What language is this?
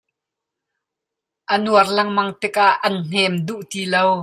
Hakha Chin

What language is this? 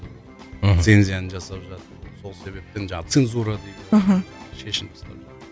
Kazakh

